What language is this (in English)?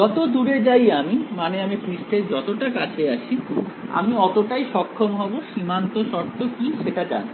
Bangla